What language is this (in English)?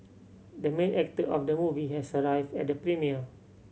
English